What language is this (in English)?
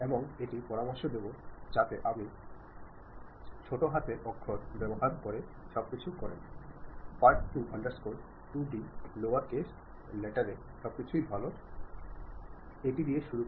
Bangla